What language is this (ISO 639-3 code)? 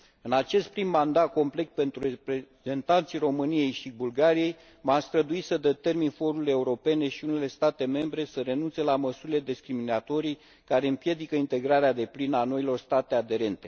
ron